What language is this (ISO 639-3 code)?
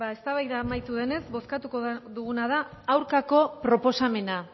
eus